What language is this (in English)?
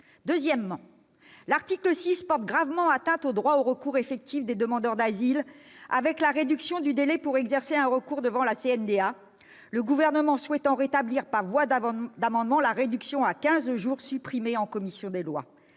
French